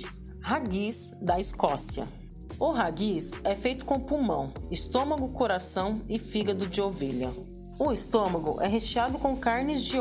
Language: Portuguese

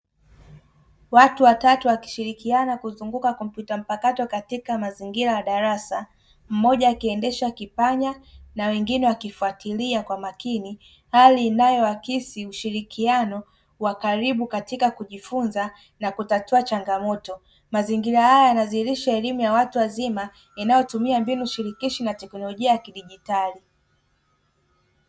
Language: Swahili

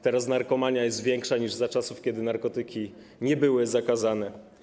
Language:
Polish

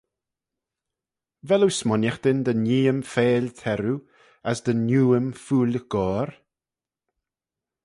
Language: Manx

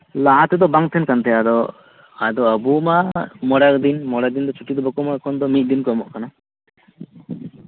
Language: Santali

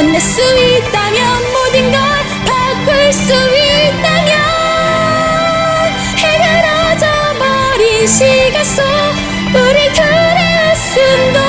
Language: Korean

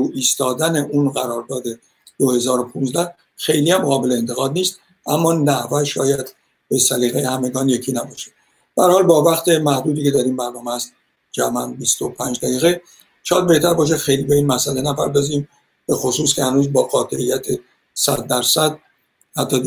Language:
Persian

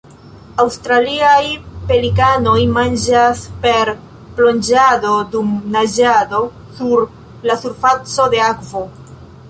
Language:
Esperanto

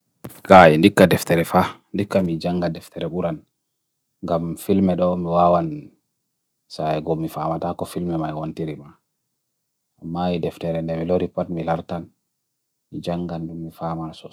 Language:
Bagirmi Fulfulde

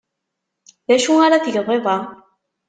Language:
Kabyle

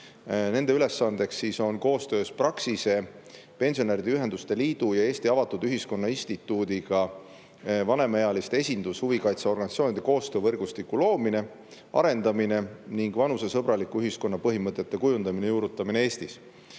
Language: Estonian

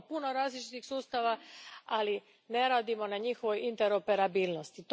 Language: Croatian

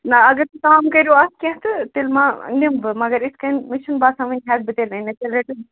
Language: Kashmiri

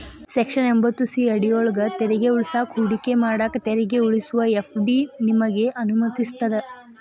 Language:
Kannada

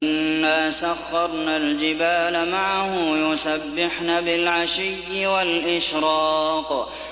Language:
Arabic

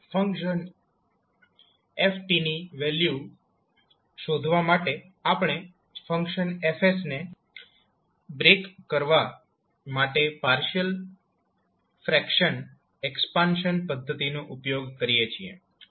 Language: Gujarati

